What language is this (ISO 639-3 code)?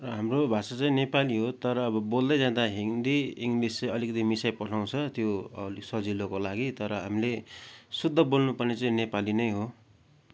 nep